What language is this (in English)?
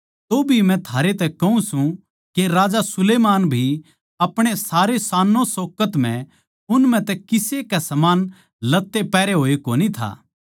Haryanvi